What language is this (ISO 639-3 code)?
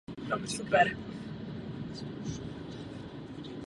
ces